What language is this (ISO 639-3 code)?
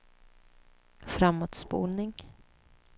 swe